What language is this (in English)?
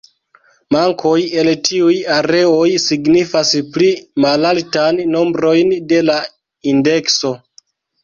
Esperanto